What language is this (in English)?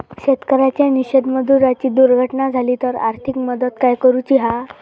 Marathi